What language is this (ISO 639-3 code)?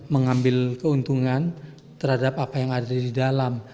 ind